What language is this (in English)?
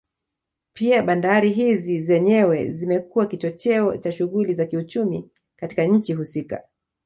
Swahili